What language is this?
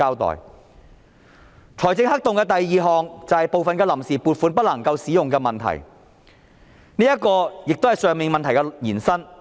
Cantonese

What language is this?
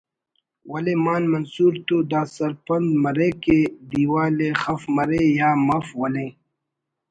Brahui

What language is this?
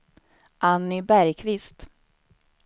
Swedish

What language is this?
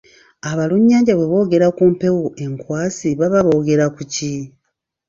Ganda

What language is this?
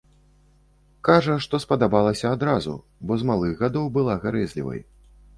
Belarusian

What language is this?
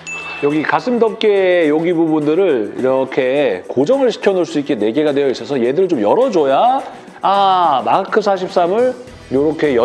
Korean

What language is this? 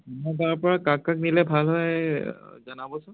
Assamese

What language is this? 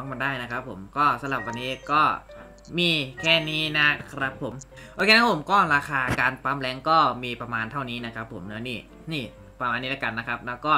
Thai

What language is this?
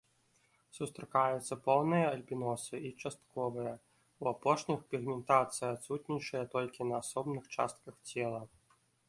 Belarusian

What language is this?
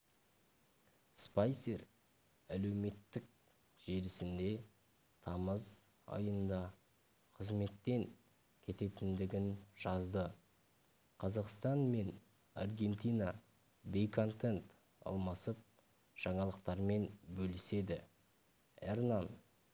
Kazakh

